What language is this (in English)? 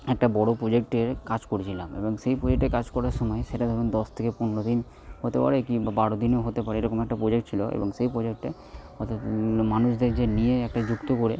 Bangla